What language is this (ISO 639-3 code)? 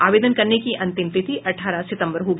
hin